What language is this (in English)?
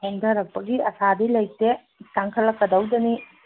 Manipuri